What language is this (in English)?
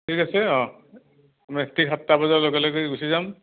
Assamese